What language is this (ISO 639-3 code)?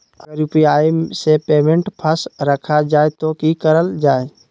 mag